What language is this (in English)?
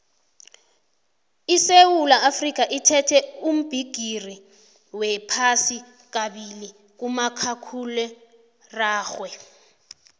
South Ndebele